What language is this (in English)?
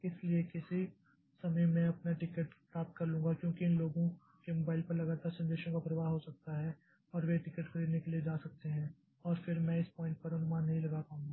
Hindi